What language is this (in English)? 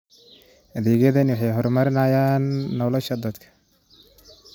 Somali